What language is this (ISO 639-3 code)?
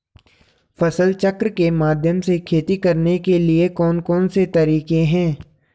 hin